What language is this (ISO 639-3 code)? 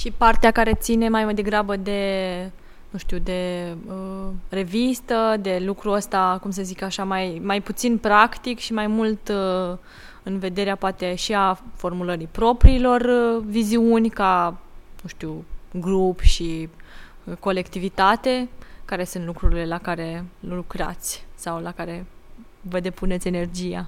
ron